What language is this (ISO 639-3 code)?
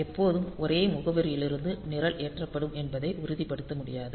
tam